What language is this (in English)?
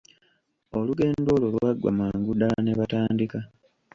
Ganda